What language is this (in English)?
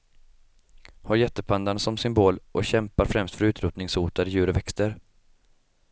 Swedish